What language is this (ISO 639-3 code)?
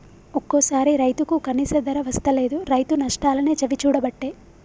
tel